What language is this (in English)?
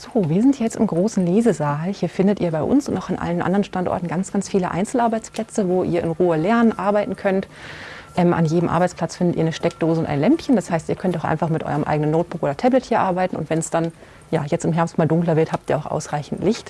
German